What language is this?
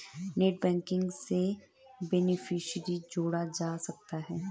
Hindi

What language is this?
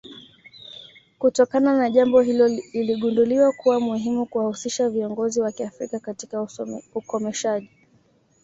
Swahili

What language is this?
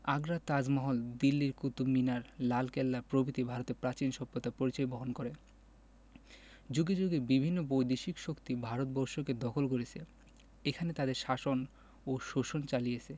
Bangla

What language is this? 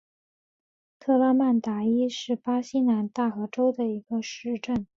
Chinese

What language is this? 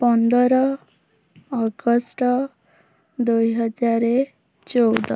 Odia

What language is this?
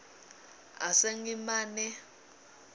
Swati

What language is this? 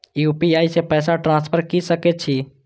Maithili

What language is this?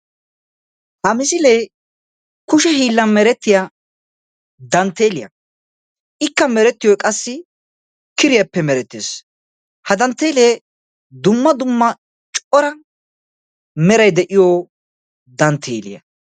Wolaytta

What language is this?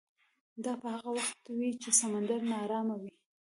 Pashto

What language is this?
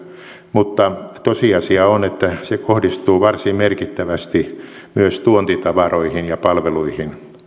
Finnish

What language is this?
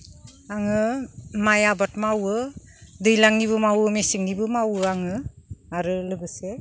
Bodo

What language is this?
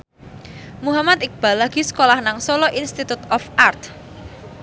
Javanese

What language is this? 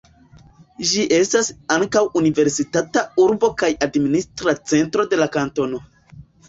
Esperanto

